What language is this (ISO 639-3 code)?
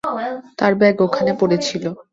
ben